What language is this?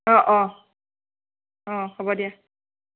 Assamese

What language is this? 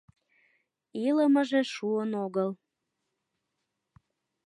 Mari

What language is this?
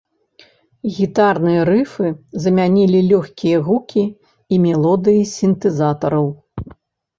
Belarusian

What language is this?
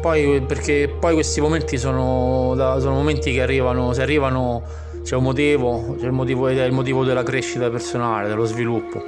Italian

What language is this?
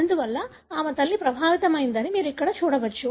Telugu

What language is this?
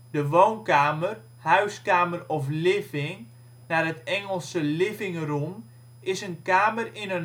Dutch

